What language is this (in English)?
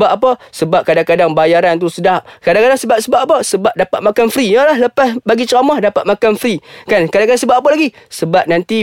Malay